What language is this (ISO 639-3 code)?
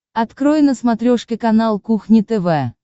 rus